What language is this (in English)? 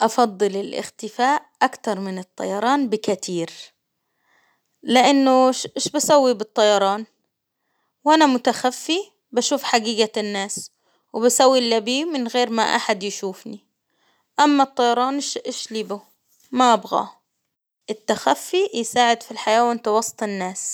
Hijazi Arabic